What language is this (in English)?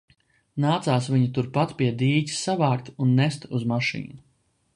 Latvian